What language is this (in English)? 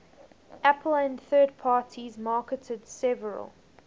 English